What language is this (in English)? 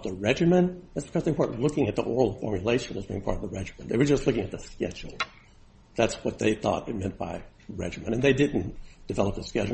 English